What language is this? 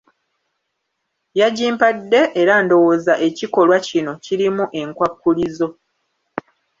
Ganda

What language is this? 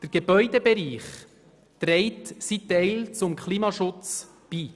Swiss German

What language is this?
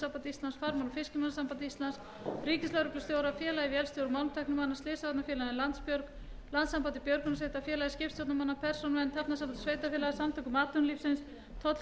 Icelandic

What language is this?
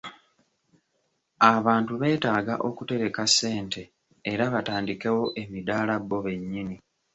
Ganda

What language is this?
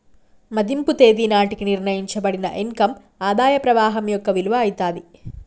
Telugu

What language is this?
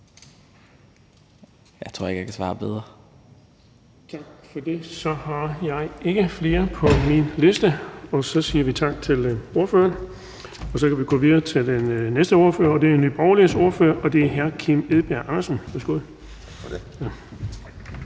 Danish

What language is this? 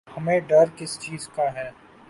Urdu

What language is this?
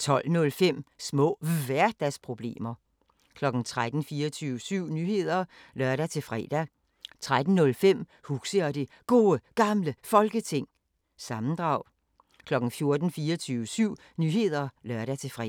Danish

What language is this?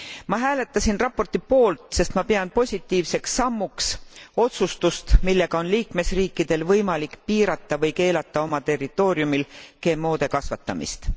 Estonian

